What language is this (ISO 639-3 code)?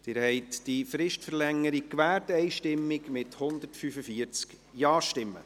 gsw